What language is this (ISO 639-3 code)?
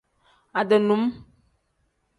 kdh